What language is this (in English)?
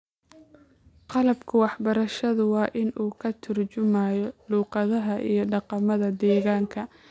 Somali